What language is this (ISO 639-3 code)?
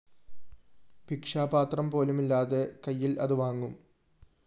mal